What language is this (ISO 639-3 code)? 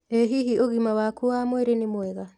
kik